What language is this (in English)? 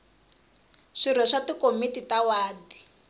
Tsonga